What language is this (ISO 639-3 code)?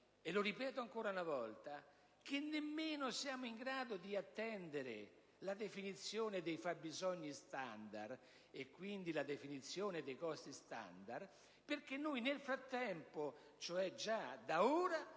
ita